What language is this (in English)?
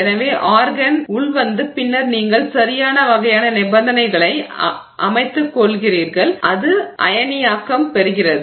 Tamil